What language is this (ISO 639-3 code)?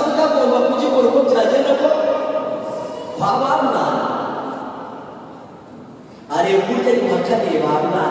kor